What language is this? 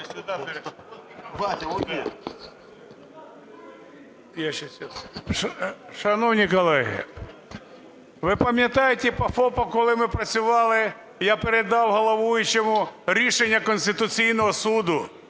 Ukrainian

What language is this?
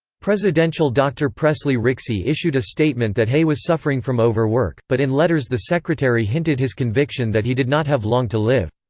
English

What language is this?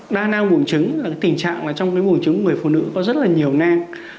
Vietnamese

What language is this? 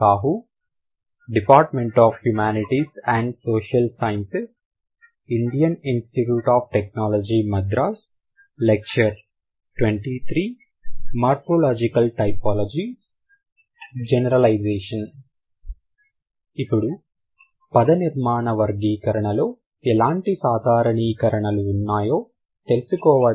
Telugu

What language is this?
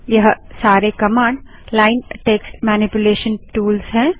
Hindi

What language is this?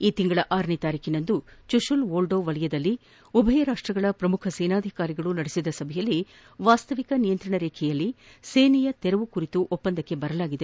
Kannada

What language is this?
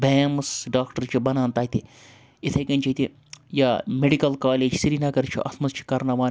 Kashmiri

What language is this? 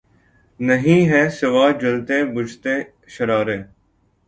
Urdu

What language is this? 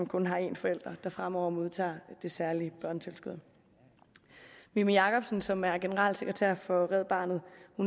Danish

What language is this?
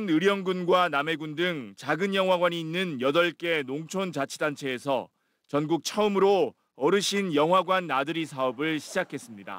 Korean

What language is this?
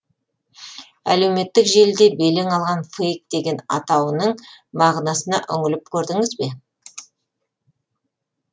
Kazakh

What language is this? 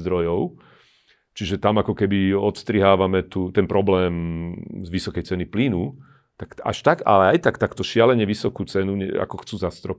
Slovak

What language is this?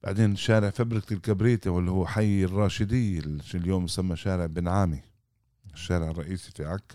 Arabic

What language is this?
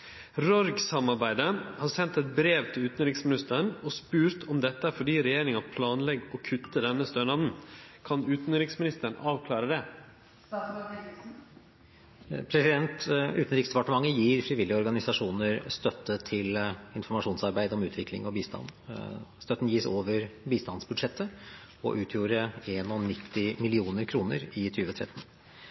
Norwegian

